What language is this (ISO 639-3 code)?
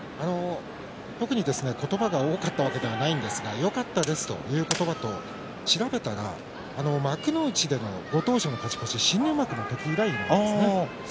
jpn